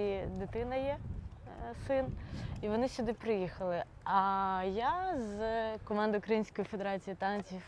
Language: Ukrainian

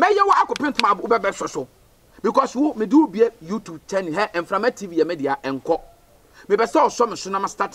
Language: English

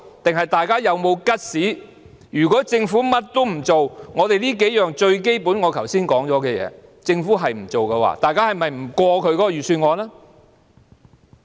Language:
Cantonese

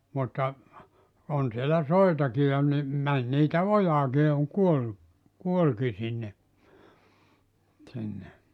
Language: Finnish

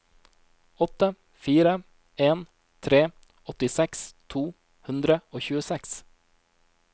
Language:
Norwegian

